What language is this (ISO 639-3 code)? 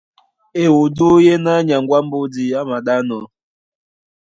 dua